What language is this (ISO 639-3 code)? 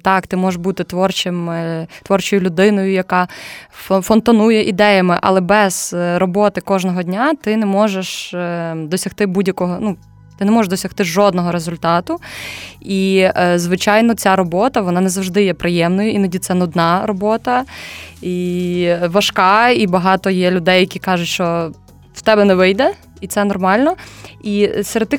ukr